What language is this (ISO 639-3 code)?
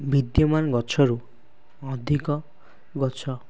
ori